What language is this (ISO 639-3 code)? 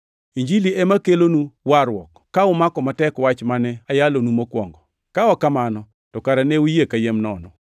luo